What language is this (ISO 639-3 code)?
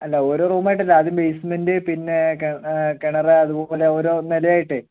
mal